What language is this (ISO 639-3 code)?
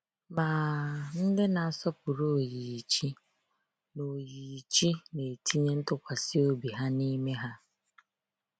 ibo